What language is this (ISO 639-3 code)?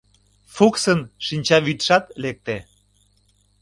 chm